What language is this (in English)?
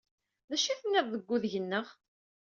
Kabyle